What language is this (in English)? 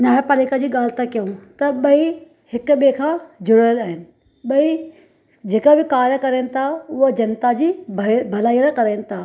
Sindhi